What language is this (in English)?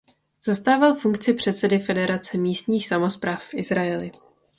Czech